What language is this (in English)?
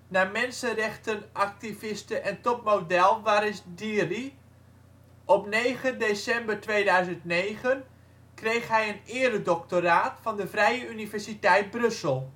Dutch